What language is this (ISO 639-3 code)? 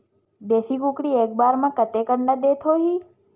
hne